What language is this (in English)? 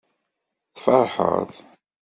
Kabyle